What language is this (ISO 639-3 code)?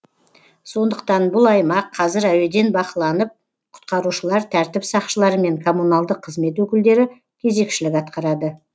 kaz